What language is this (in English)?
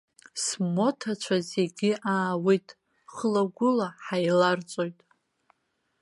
Abkhazian